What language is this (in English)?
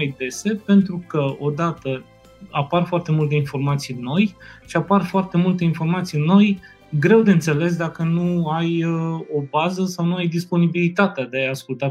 Romanian